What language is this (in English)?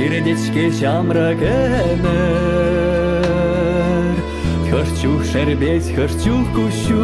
Russian